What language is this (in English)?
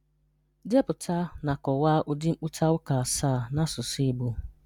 Igbo